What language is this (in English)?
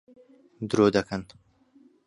Central Kurdish